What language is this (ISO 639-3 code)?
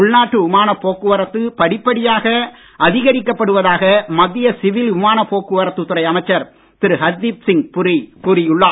tam